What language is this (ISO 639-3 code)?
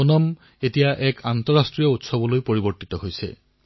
asm